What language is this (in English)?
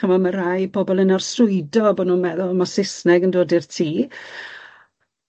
Welsh